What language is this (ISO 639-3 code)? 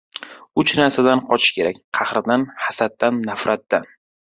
uzb